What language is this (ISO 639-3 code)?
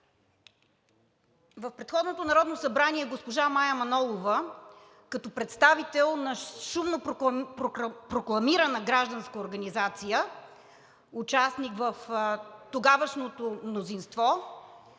bul